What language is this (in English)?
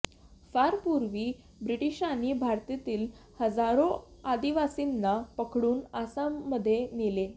Marathi